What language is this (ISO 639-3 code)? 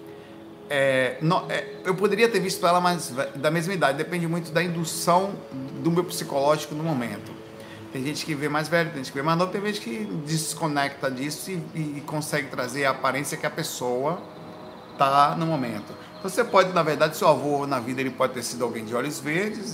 por